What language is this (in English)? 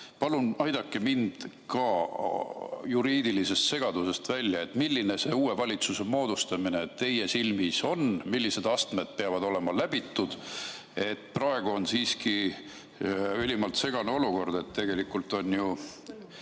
Estonian